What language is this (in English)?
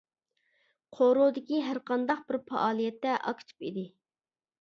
Uyghur